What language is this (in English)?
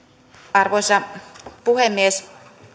Finnish